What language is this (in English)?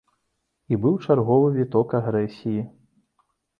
Belarusian